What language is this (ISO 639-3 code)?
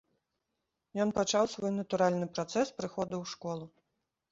bel